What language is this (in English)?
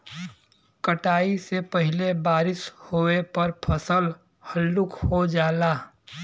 Bhojpuri